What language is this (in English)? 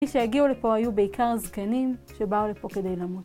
Hebrew